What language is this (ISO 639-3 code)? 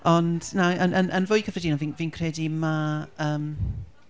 cym